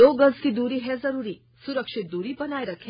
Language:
Hindi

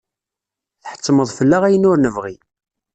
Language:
Kabyle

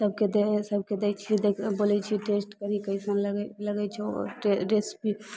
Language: Maithili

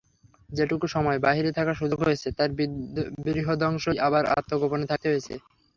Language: Bangla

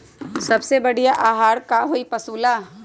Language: Magahi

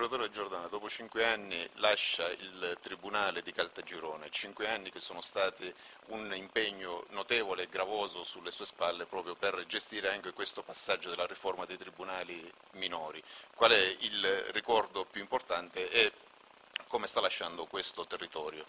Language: Italian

